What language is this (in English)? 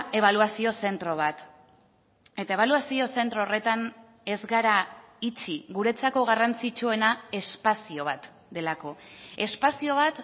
Basque